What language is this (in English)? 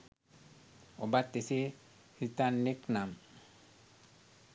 Sinhala